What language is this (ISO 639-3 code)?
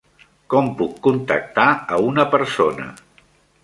cat